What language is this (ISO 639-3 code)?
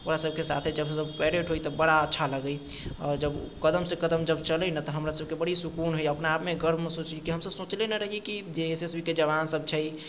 mai